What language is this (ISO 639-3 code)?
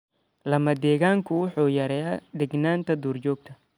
som